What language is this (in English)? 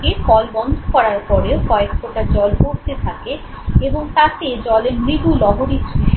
Bangla